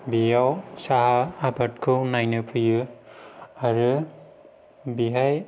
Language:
Bodo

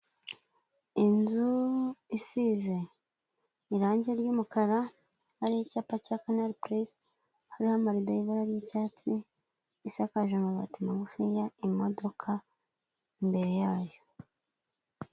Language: Kinyarwanda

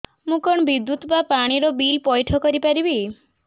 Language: Odia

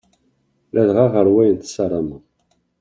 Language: Kabyle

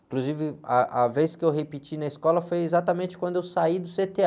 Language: Portuguese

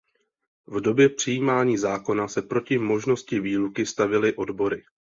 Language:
Czech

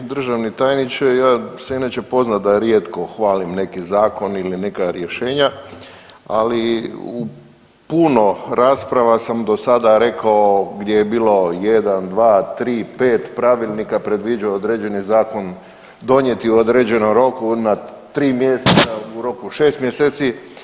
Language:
Croatian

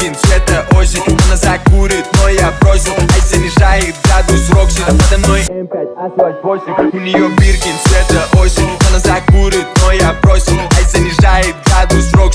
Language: Russian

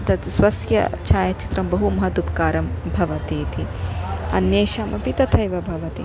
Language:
Sanskrit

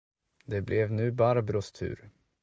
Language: Swedish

